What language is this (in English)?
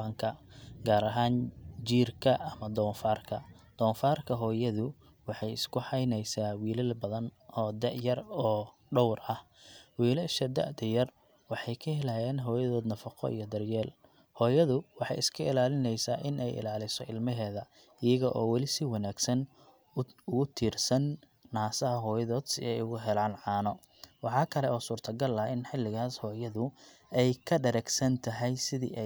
Somali